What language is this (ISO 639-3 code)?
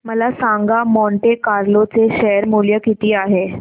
mar